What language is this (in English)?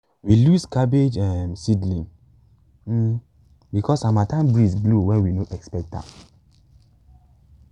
Nigerian Pidgin